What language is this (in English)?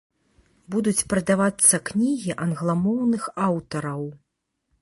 Belarusian